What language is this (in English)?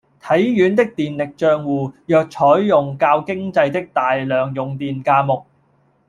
Cantonese